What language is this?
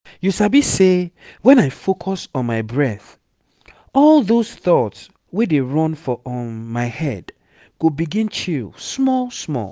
Nigerian Pidgin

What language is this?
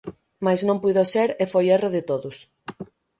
Galician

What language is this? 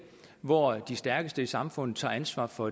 Danish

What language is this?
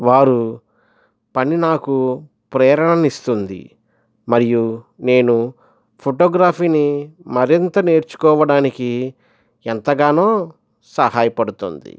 Telugu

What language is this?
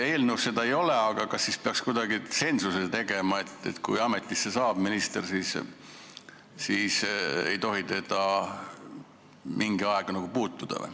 Estonian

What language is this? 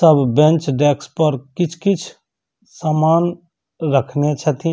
Maithili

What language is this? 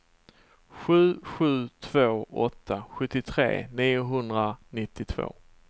Swedish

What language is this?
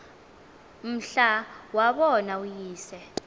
Xhosa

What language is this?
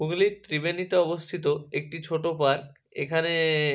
Bangla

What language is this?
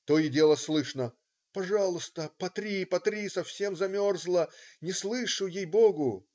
Russian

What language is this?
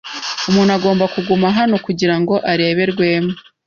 Kinyarwanda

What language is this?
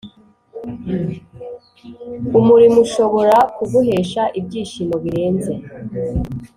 Kinyarwanda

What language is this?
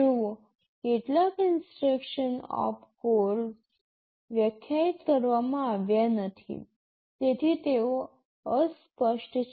Gujarati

